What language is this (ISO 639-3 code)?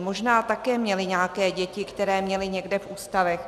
ces